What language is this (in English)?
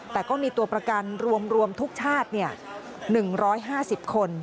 Thai